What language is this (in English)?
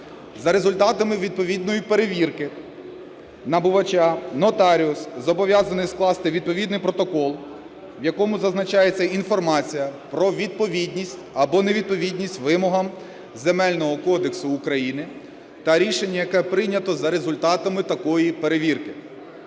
Ukrainian